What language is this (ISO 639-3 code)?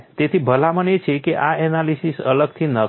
guj